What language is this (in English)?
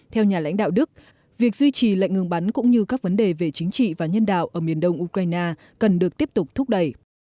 Vietnamese